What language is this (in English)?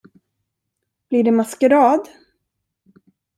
Swedish